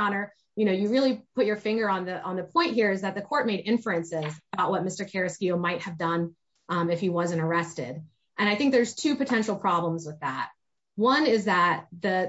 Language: English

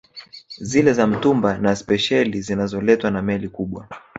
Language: Swahili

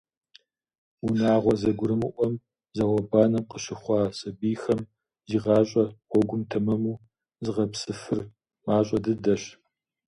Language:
Kabardian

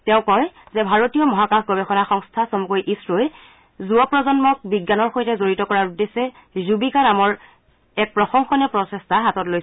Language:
Assamese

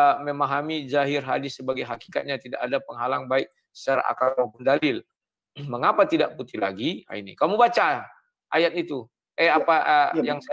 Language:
Indonesian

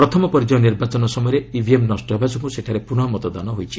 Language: Odia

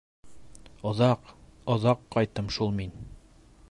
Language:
Bashkir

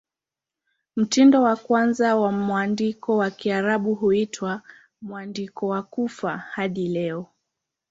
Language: Swahili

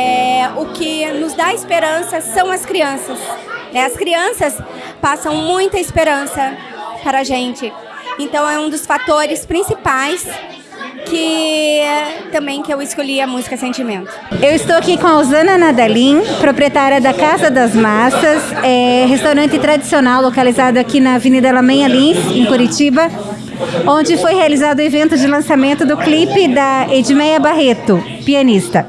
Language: Portuguese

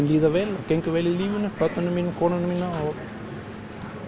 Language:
Icelandic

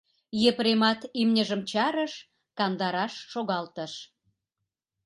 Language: Mari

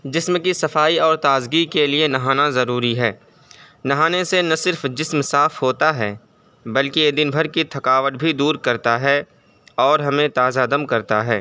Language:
Urdu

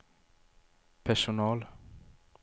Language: Swedish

